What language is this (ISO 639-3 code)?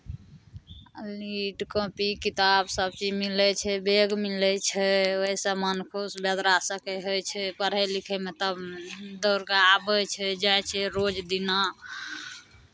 mai